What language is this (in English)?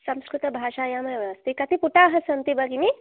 Sanskrit